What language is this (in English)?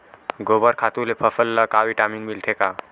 Chhattisgarhi